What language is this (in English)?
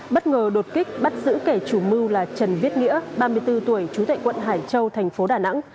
Vietnamese